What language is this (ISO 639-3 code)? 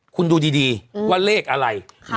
tha